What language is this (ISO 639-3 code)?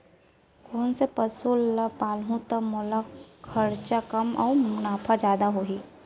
hne